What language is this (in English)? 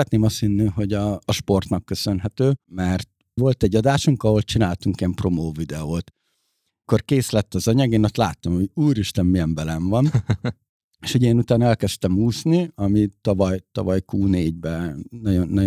Hungarian